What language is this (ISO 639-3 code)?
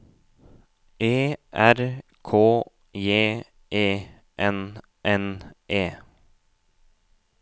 nor